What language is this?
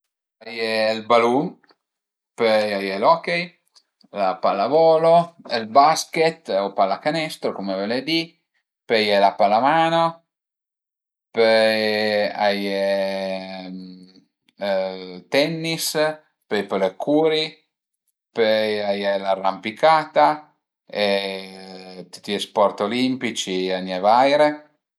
Piedmontese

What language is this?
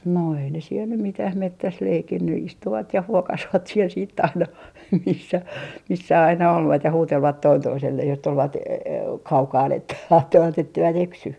Finnish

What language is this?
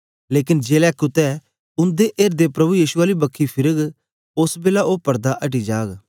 Dogri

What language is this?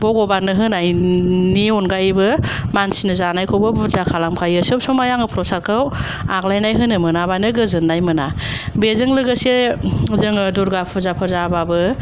Bodo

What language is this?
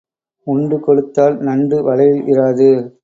Tamil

